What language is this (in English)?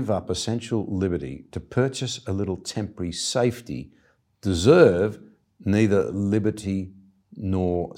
English